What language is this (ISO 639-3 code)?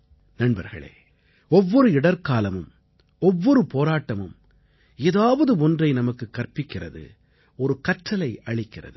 tam